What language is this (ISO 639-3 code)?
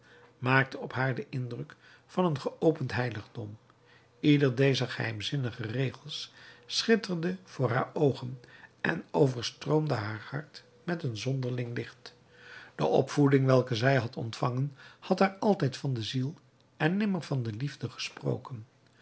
nld